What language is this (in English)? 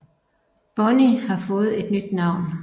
Danish